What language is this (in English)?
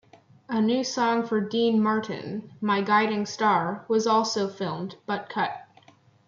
English